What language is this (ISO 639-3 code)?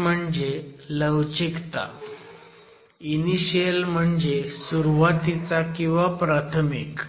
mar